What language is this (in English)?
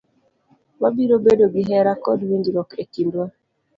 Luo (Kenya and Tanzania)